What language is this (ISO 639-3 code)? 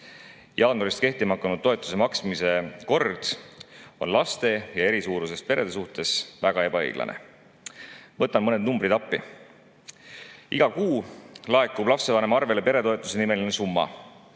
est